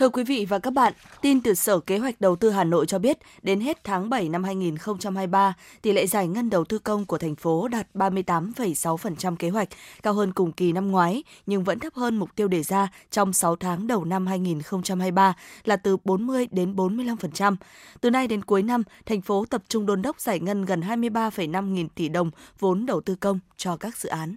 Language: Vietnamese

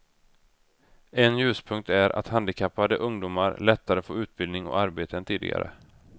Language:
Swedish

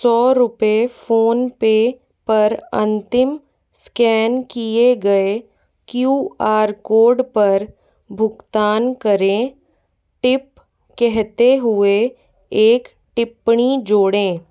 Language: Hindi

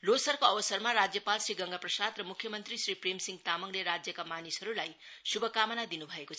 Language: Nepali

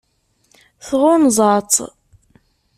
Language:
Kabyle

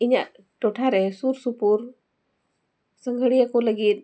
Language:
Santali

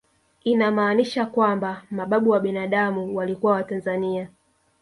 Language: Swahili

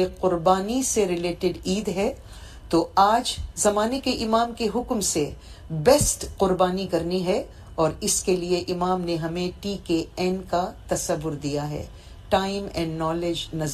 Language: Urdu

